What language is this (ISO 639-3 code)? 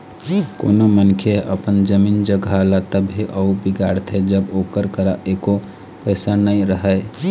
hne